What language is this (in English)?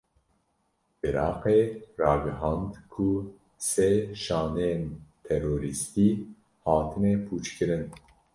Kurdish